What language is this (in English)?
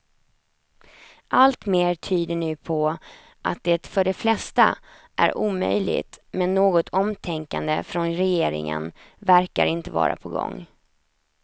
Swedish